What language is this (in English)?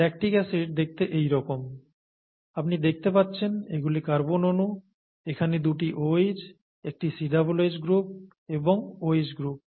Bangla